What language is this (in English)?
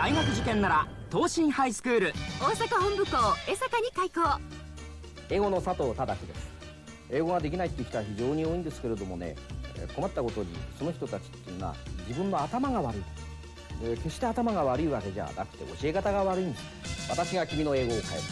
Japanese